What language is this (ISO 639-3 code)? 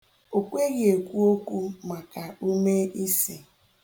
ibo